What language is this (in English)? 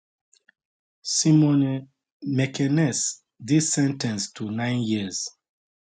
Nigerian Pidgin